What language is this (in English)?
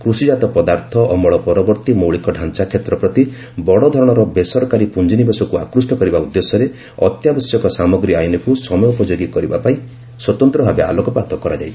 Odia